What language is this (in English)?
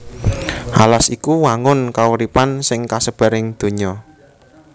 Javanese